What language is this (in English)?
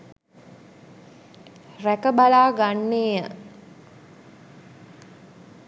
Sinhala